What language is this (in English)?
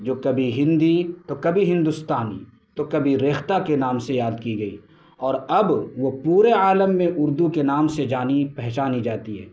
Urdu